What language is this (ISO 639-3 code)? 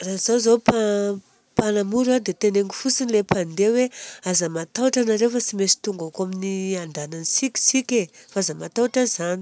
bzc